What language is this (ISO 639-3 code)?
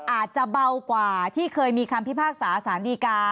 tha